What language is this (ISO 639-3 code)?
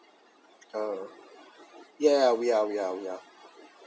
eng